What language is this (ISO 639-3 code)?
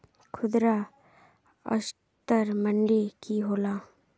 mag